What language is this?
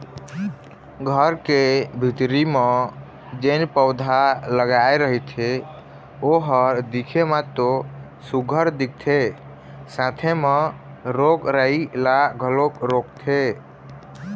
Chhattisgarhi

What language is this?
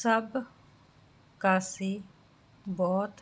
Punjabi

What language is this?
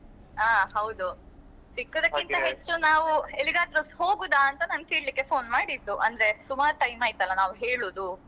Kannada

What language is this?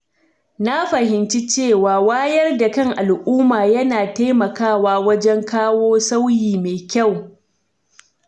Hausa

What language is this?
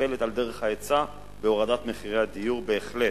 Hebrew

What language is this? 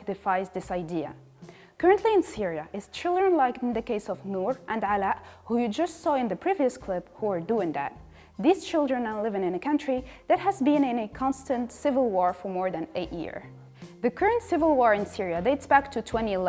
English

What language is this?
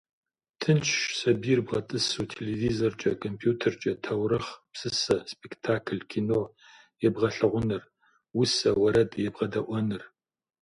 Kabardian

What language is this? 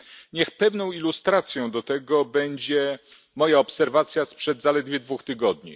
Polish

